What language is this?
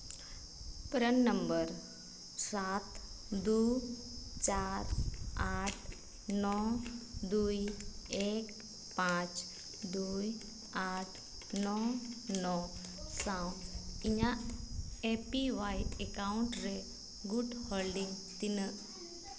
Santali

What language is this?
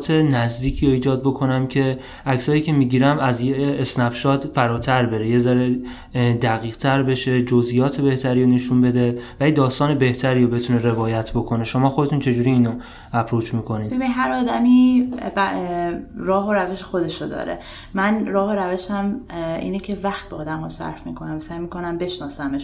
Persian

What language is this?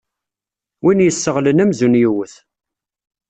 Kabyle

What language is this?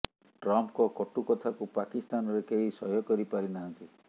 Odia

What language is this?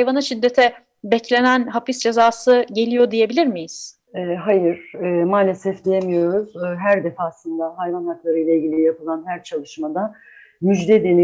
Turkish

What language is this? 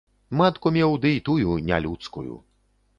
Belarusian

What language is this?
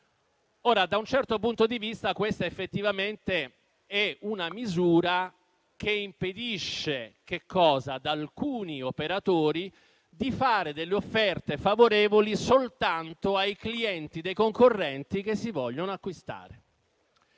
Italian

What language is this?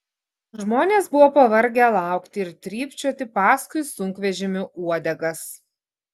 Lithuanian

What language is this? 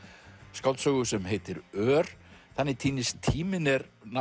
Icelandic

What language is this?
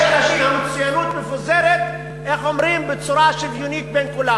Hebrew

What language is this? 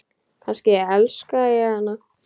Icelandic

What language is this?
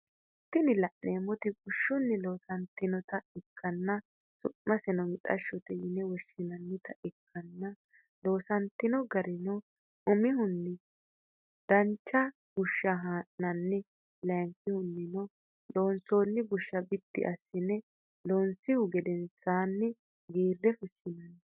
Sidamo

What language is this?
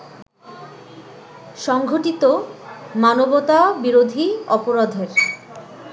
Bangla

